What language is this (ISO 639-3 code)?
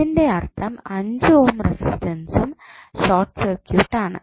mal